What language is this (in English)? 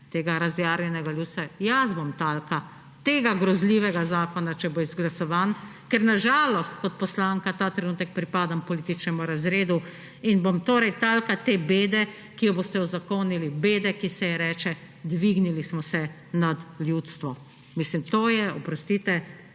Slovenian